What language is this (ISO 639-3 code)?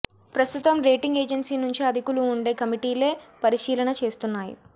tel